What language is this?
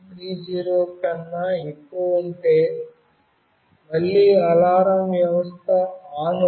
Telugu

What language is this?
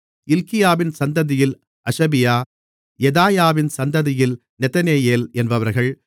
Tamil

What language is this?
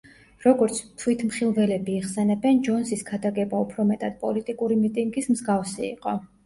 Georgian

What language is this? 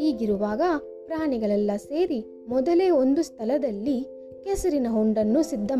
Kannada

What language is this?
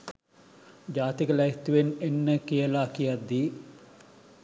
Sinhala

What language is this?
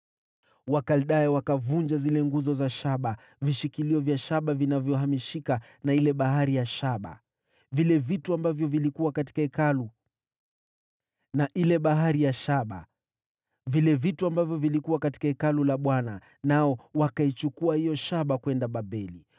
Swahili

